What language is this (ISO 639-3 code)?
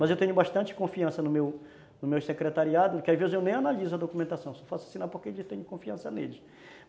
por